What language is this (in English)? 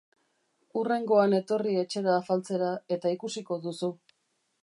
Basque